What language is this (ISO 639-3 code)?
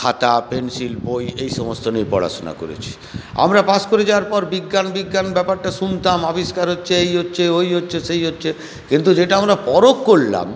ben